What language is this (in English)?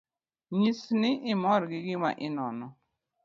Luo (Kenya and Tanzania)